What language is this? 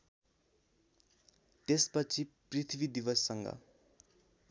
Nepali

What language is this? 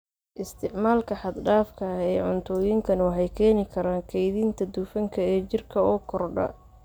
Somali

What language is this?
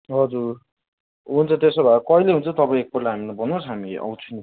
Nepali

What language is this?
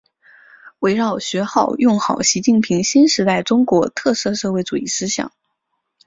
Chinese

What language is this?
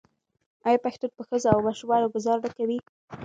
Pashto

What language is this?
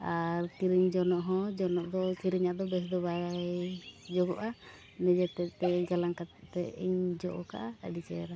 Santali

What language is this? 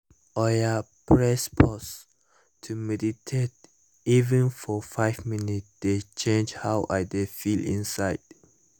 Nigerian Pidgin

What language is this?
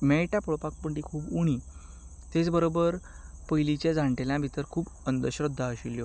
Konkani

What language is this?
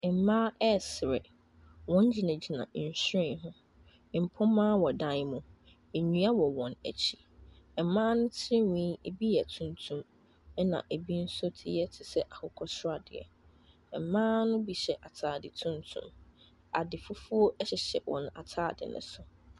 Akan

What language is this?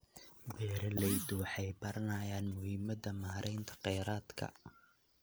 Somali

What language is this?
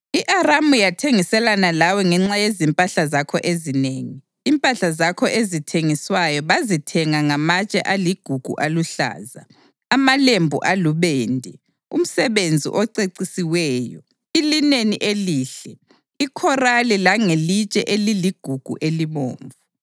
North Ndebele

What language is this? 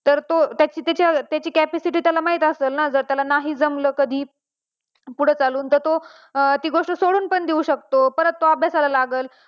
Marathi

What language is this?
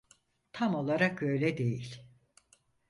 Turkish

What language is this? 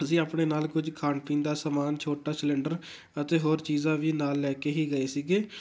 Punjabi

